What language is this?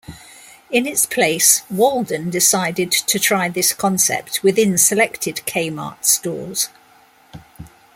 English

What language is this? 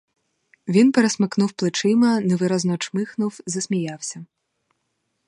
Ukrainian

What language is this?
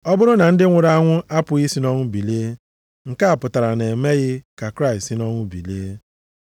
Igbo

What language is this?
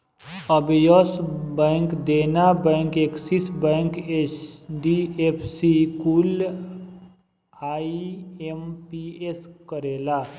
Bhojpuri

